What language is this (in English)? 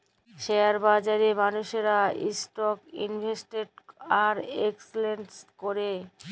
Bangla